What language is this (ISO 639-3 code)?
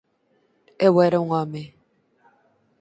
glg